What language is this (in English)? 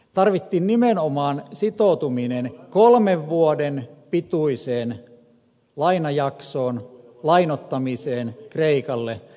Finnish